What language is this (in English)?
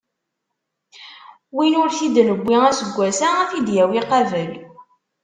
Kabyle